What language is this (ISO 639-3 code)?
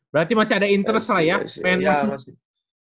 ind